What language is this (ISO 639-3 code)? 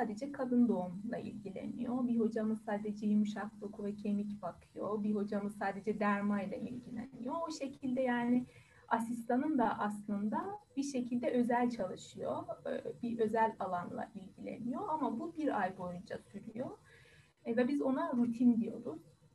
tur